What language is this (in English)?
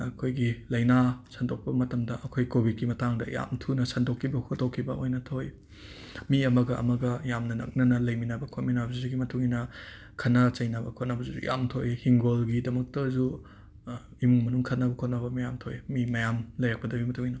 Manipuri